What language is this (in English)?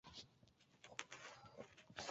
Chinese